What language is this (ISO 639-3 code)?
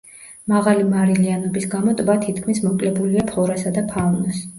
kat